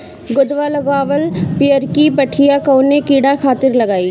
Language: Bhojpuri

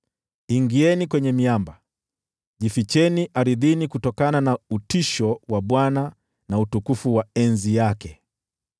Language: Swahili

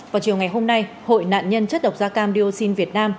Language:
Vietnamese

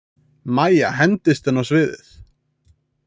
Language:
Icelandic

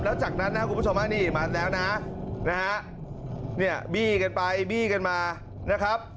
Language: Thai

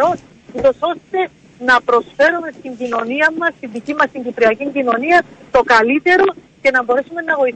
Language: Greek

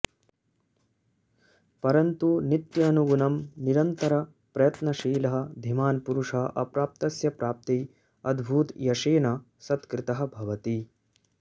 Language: Sanskrit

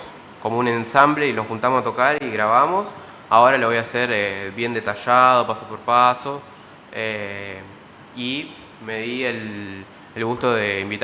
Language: Spanish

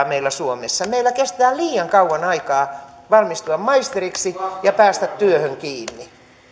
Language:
Finnish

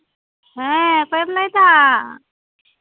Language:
Santali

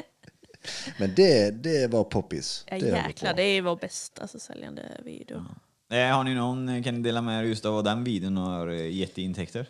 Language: Swedish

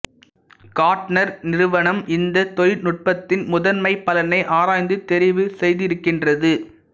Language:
Tamil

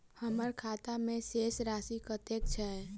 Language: Maithili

